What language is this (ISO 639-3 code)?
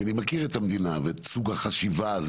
heb